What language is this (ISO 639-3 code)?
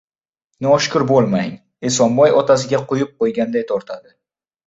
uzb